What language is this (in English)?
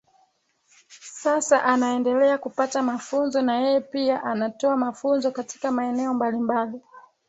Swahili